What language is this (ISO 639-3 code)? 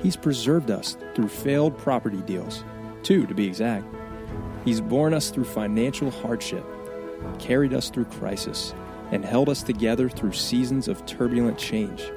eng